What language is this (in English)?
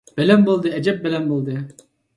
Uyghur